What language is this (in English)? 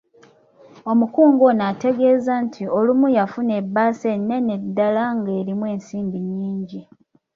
Ganda